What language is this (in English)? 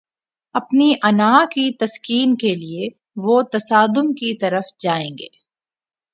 Urdu